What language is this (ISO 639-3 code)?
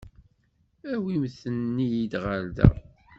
kab